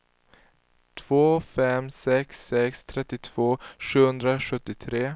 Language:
Swedish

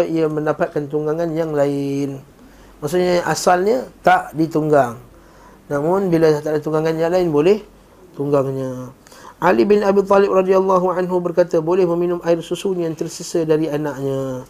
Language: Malay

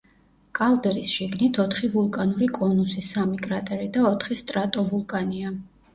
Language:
Georgian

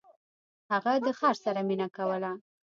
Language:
Pashto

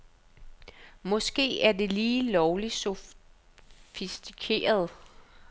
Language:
Danish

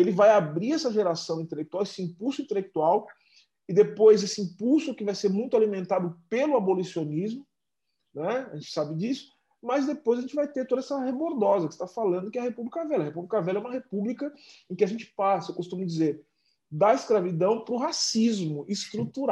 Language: Portuguese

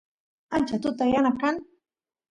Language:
Santiago del Estero Quichua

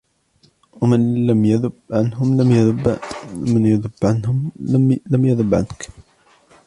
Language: Arabic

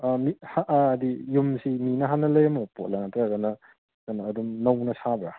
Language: Manipuri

